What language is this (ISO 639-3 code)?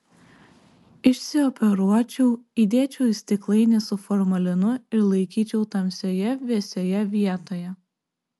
lit